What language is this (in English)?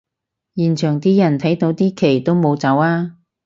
Cantonese